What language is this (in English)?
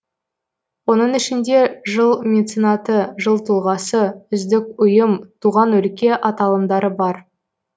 Kazakh